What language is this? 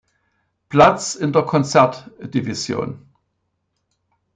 German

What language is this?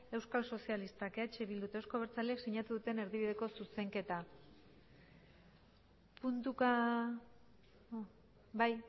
Basque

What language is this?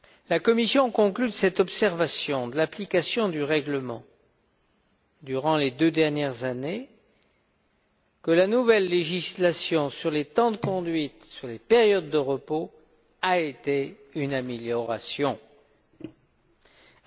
French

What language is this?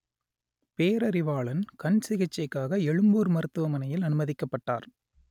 Tamil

